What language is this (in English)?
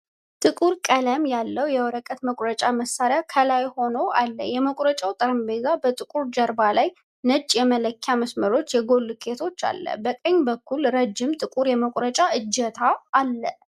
Amharic